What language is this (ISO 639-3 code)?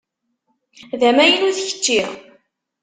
kab